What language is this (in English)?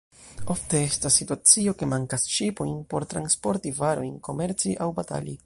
Esperanto